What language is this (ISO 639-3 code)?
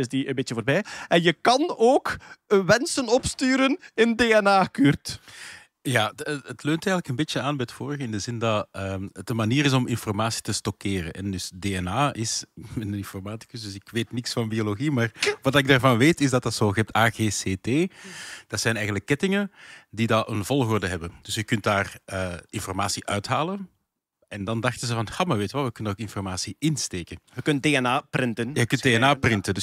nld